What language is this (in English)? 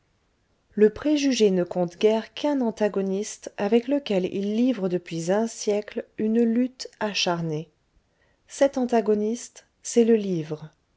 French